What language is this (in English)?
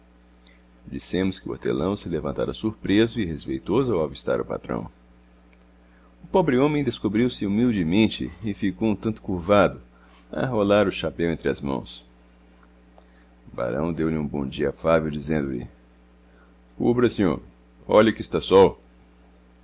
Portuguese